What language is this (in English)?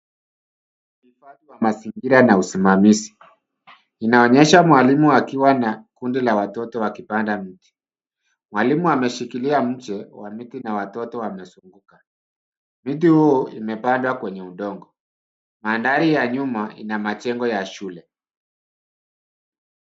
Swahili